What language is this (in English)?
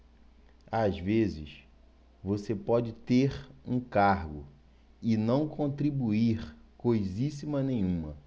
Portuguese